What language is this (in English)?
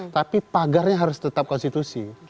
Indonesian